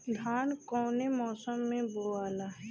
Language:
Bhojpuri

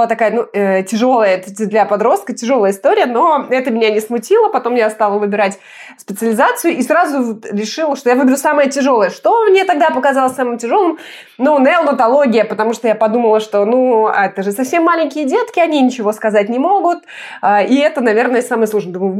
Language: Russian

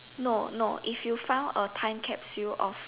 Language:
English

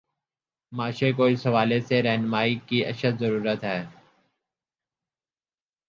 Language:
Urdu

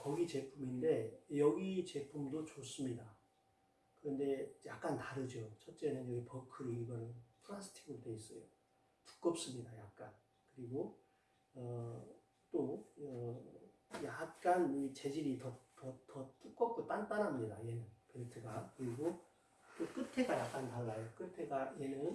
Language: Korean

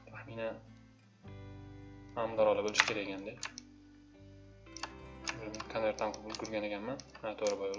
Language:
Turkish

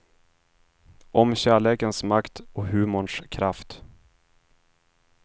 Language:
Swedish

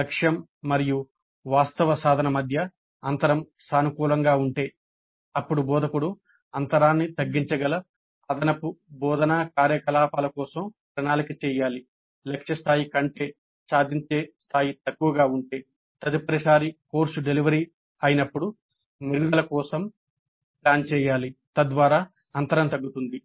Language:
Telugu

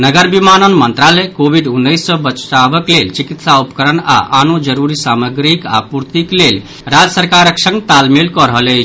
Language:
Maithili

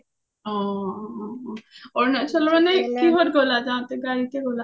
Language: Assamese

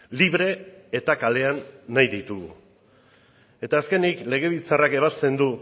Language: Basque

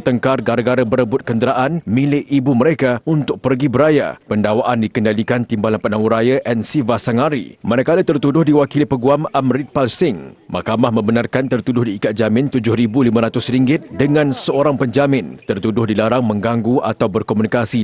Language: Malay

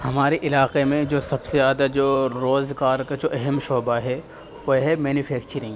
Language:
Urdu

